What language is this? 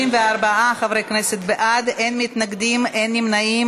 Hebrew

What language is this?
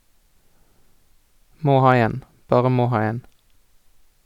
Norwegian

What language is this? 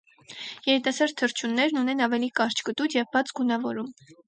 Armenian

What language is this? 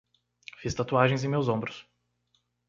Portuguese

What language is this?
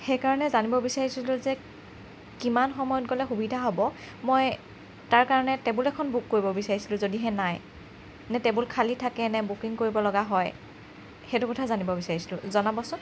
Assamese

